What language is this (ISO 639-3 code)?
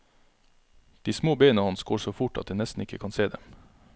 nor